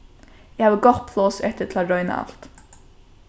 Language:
Faroese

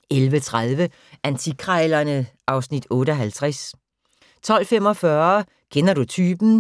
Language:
Danish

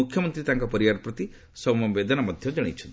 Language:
Odia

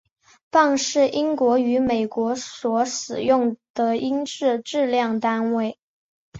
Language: Chinese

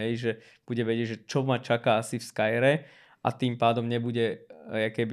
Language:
Slovak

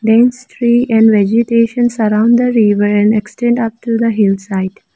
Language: English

